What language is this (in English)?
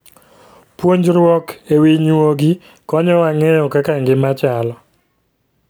Luo (Kenya and Tanzania)